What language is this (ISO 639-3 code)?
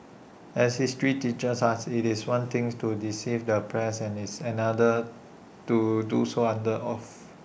eng